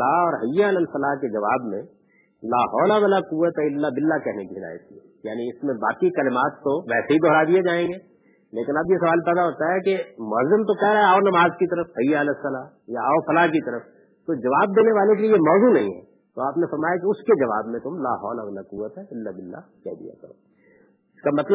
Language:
Urdu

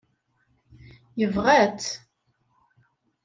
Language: Kabyle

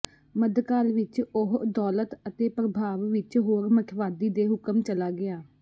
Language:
Punjabi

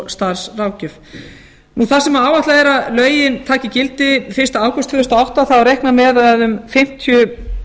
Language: Icelandic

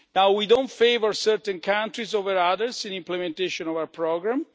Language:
English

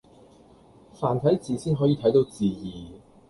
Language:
Cantonese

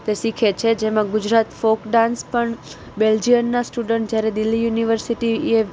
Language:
Gujarati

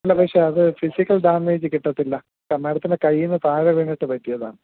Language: Malayalam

